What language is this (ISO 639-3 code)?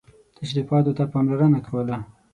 pus